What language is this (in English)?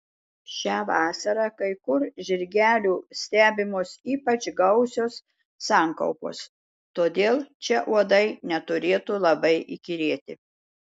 Lithuanian